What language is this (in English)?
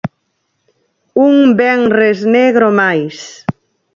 Galician